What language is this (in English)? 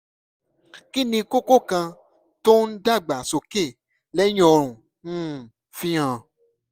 Yoruba